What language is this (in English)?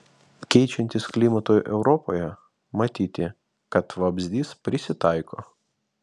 Lithuanian